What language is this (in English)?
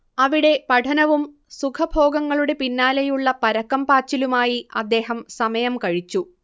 Malayalam